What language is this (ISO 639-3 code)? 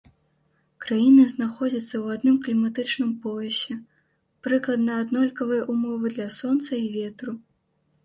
bel